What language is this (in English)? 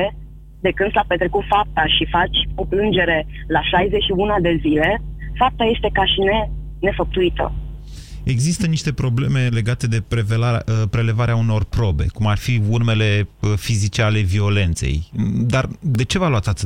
Romanian